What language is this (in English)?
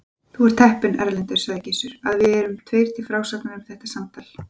Icelandic